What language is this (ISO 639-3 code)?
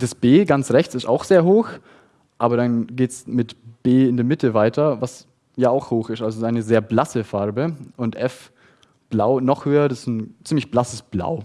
deu